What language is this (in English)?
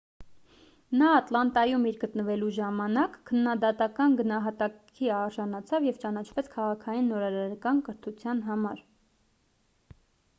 Armenian